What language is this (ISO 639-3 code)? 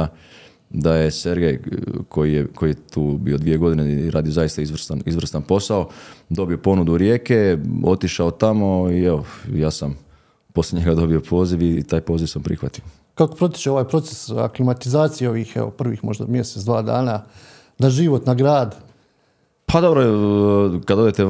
hrv